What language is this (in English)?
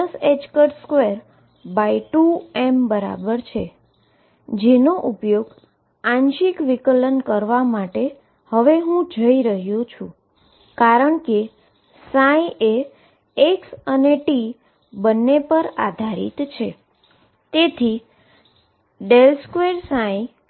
Gujarati